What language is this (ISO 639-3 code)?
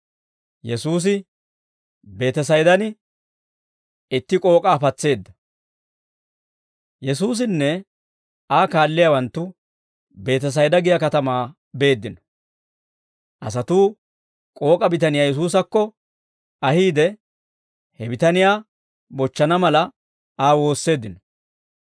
dwr